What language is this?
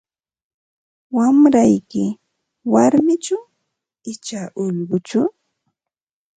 Ambo-Pasco Quechua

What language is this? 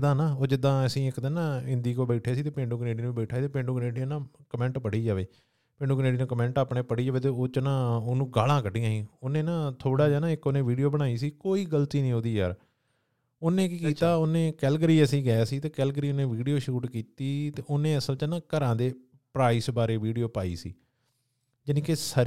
Punjabi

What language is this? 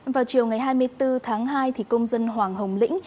Vietnamese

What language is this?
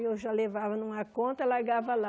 Portuguese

